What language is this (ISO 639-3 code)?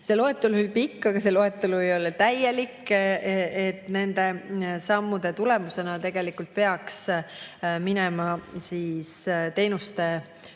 est